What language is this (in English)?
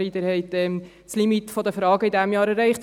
Swiss German